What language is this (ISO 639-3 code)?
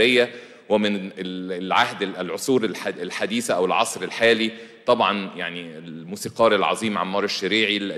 ara